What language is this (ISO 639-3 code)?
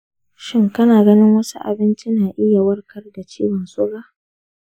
hau